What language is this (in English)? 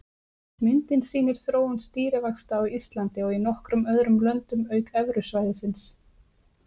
Icelandic